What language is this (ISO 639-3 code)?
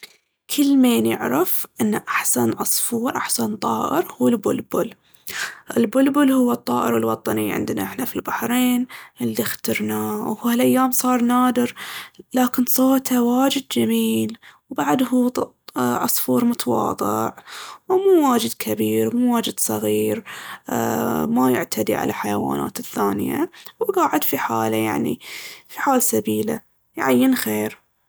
abv